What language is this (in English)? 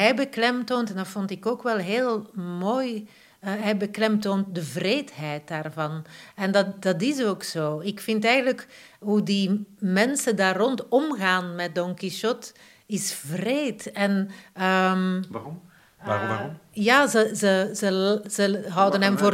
Dutch